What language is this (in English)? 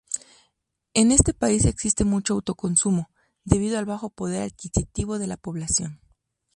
Spanish